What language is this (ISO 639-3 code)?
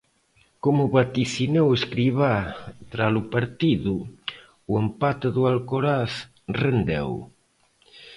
glg